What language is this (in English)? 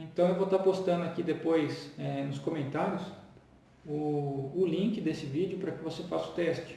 Portuguese